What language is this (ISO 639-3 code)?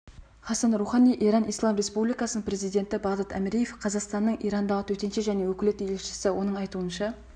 kaz